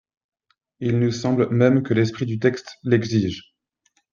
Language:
French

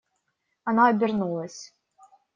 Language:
Russian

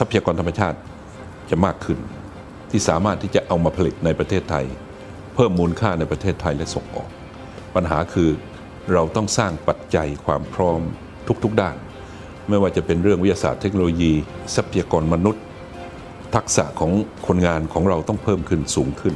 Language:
Thai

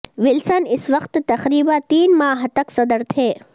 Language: Urdu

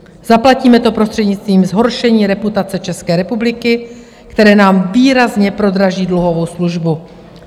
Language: Czech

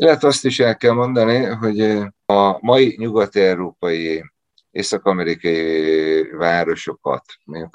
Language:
Hungarian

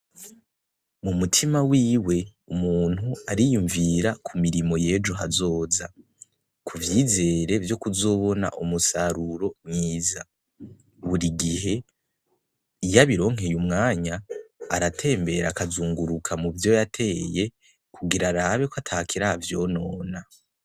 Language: Rundi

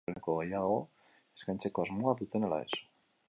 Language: Basque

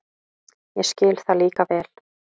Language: Icelandic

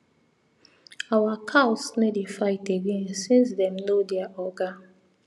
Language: Nigerian Pidgin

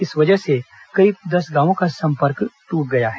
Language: Hindi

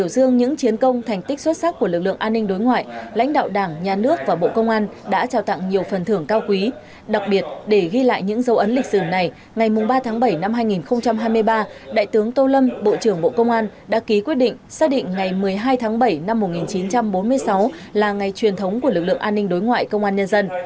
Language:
Vietnamese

